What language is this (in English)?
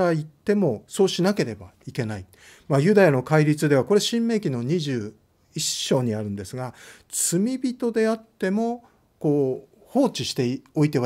Japanese